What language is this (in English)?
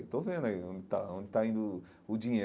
Portuguese